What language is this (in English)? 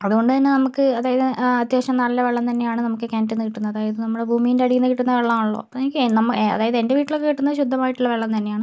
Malayalam